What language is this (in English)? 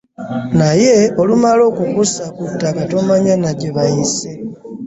Ganda